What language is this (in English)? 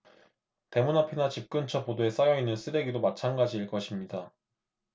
Korean